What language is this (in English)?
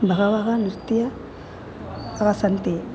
Sanskrit